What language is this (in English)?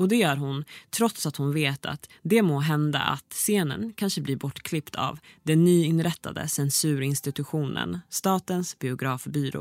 Swedish